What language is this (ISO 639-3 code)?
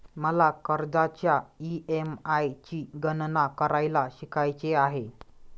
mar